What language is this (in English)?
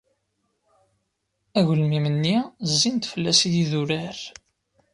Kabyle